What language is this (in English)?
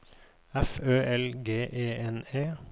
Norwegian